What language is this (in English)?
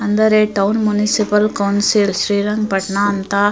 Kannada